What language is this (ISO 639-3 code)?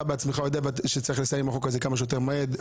heb